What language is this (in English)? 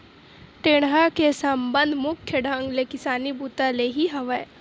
Chhattisgarhi